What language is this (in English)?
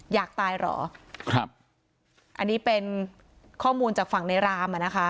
Thai